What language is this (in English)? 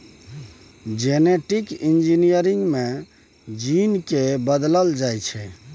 Maithili